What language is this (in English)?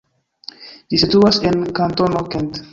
Esperanto